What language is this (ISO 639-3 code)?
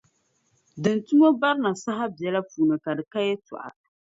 dag